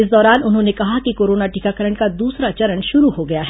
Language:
Hindi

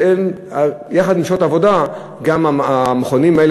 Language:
Hebrew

